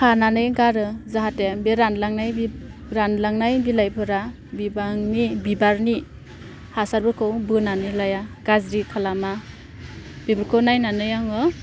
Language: Bodo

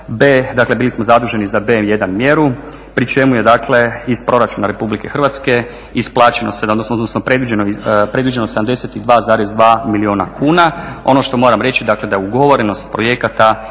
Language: Croatian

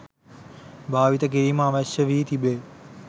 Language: Sinhala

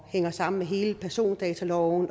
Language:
Danish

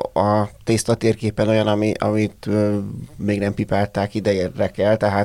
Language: Hungarian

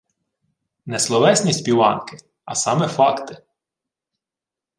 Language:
Ukrainian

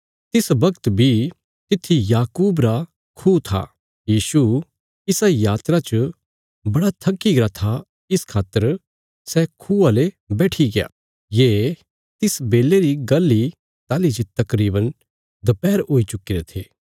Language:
Bilaspuri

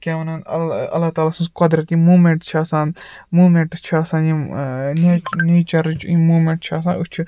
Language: Kashmiri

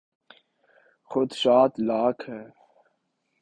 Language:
Urdu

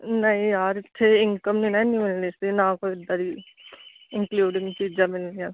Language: Punjabi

